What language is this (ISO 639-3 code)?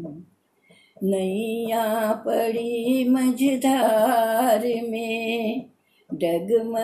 hin